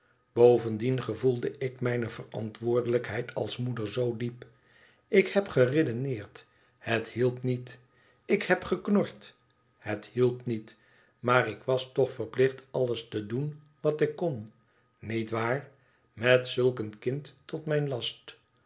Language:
Dutch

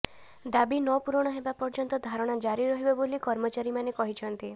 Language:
Odia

